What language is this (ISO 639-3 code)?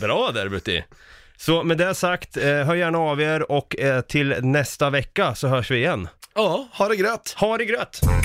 swe